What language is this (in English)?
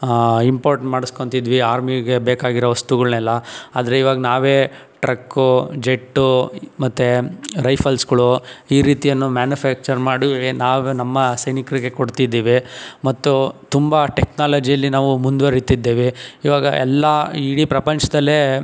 Kannada